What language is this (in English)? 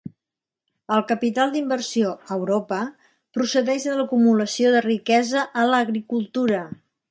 Catalan